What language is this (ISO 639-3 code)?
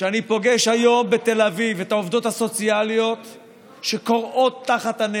heb